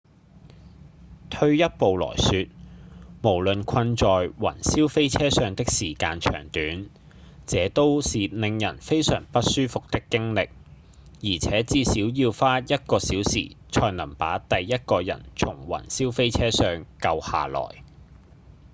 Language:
Cantonese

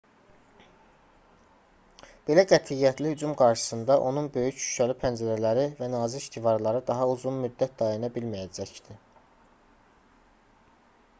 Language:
Azerbaijani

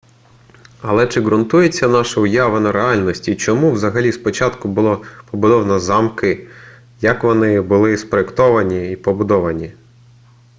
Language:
Ukrainian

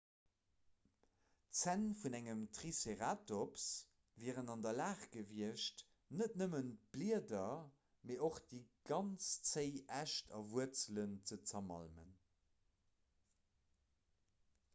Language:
Luxembourgish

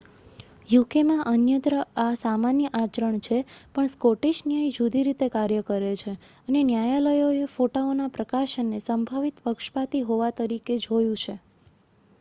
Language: Gujarati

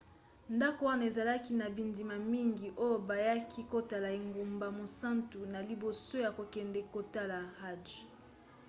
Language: Lingala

